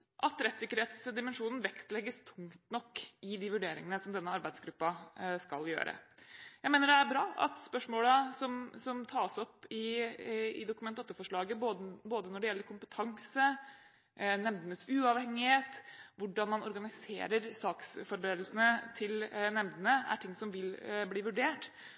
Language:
Norwegian Bokmål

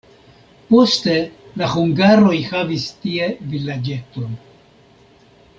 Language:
Esperanto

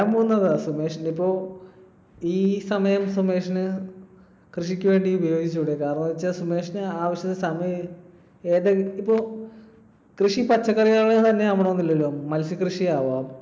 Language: Malayalam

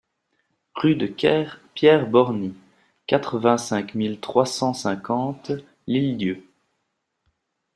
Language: French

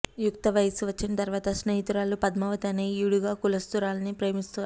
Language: Telugu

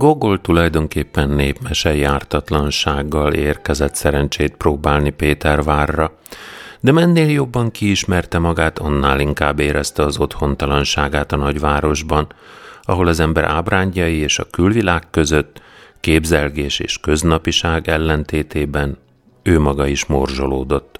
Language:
Hungarian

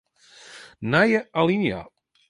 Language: Western Frisian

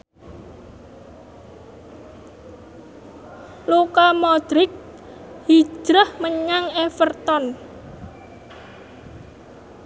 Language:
Javanese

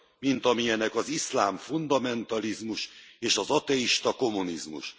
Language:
Hungarian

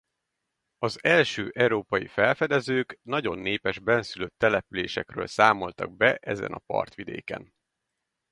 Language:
Hungarian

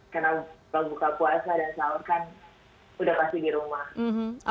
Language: Indonesian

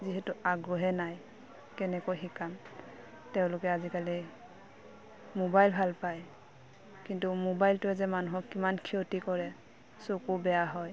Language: Assamese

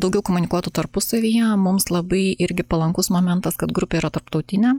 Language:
Lithuanian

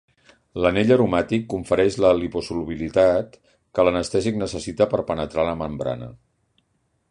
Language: Catalan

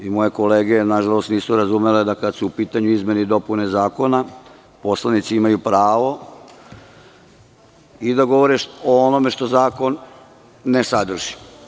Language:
Serbian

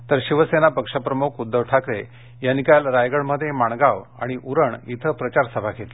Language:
Marathi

